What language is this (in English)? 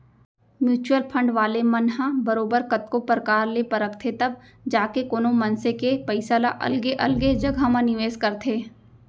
Chhattisgarhi